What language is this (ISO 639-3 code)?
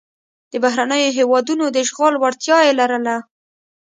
pus